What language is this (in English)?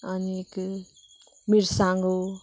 Konkani